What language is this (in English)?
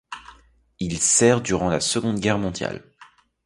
French